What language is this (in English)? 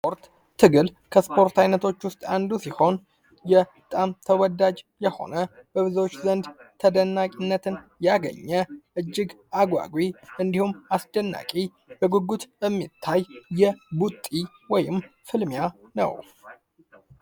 Amharic